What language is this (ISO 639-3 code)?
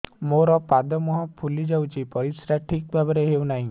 ori